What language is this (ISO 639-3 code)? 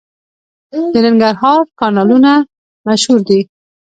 pus